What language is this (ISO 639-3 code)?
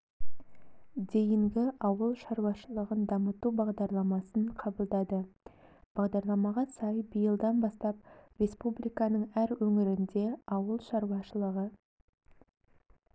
kaz